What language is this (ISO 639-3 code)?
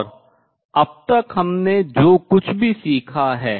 hin